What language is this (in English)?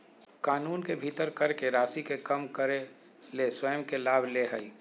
Magahi